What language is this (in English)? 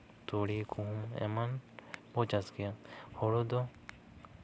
Santali